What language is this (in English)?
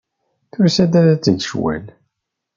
Kabyle